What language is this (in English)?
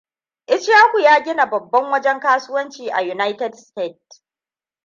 Hausa